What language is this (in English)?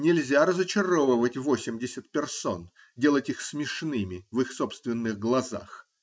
Russian